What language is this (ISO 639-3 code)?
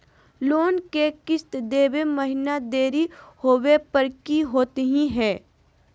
mag